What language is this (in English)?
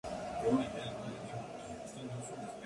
Spanish